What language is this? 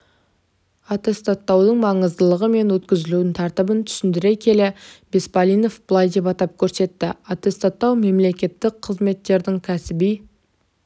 Kazakh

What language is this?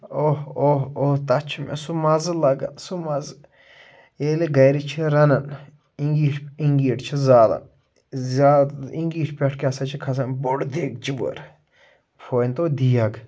Kashmiri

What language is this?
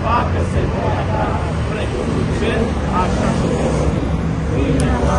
Romanian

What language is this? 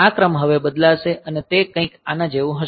Gujarati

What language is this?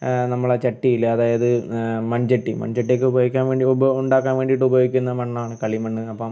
Malayalam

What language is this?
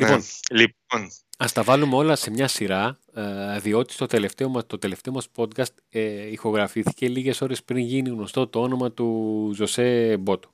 Greek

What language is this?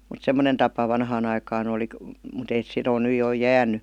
Finnish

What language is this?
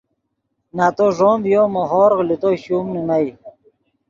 Yidgha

